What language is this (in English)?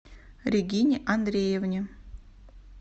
Russian